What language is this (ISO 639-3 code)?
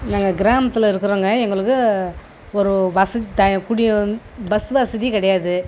tam